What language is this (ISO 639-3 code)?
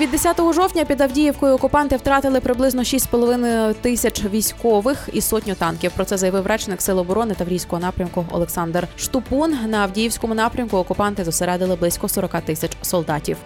ukr